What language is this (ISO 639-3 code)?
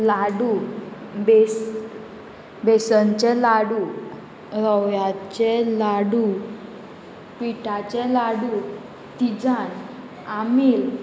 kok